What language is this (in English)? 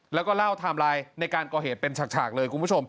Thai